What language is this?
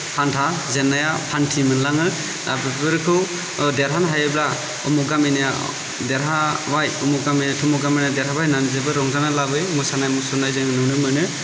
Bodo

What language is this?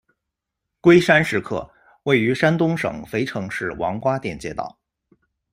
Chinese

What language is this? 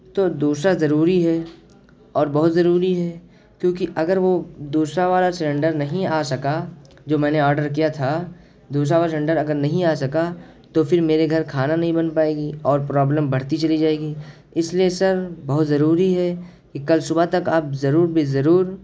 Urdu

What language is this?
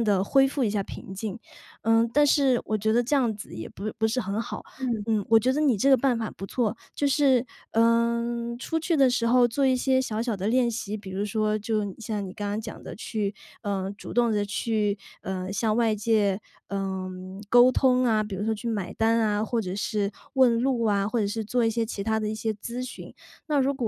Chinese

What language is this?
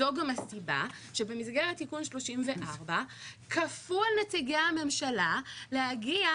Hebrew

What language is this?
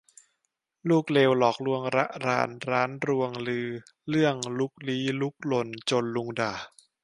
Thai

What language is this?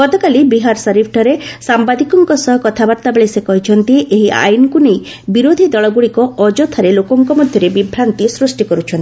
Odia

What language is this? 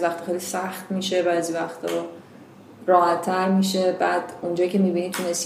Persian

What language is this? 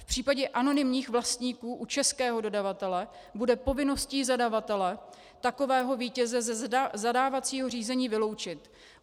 Czech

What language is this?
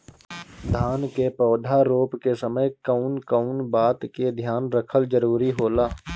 Bhojpuri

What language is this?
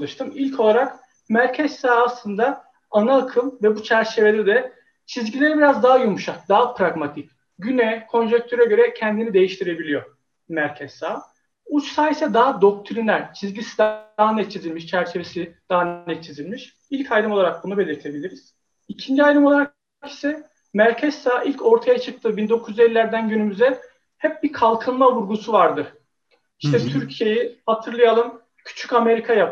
Turkish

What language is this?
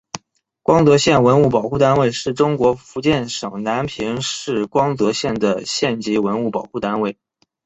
Chinese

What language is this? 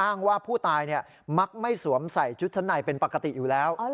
Thai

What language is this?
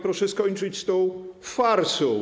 Polish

